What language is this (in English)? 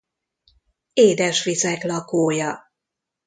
Hungarian